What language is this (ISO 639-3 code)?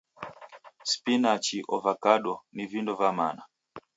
dav